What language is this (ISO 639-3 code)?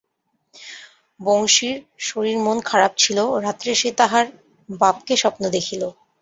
ben